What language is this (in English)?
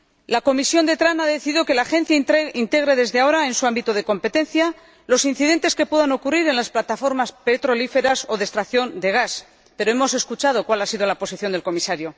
Spanish